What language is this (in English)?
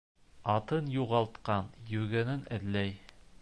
Bashkir